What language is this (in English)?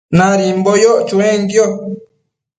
Matsés